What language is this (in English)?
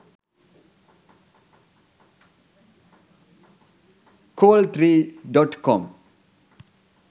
Sinhala